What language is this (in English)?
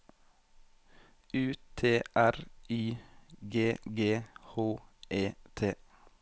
Norwegian